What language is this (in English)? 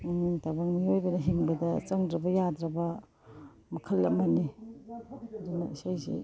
Manipuri